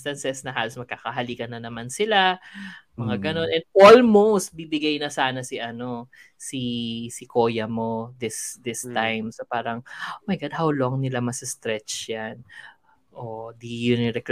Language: Filipino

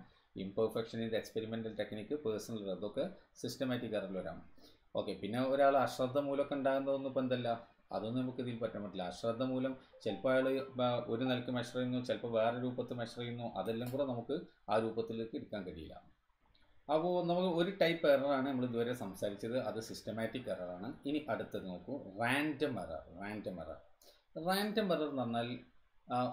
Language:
Malayalam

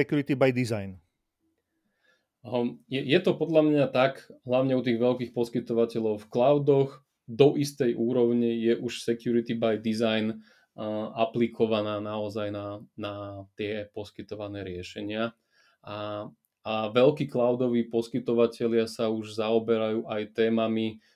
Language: Slovak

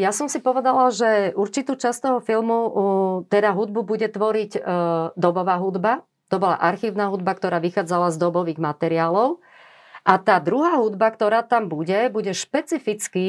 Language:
Slovak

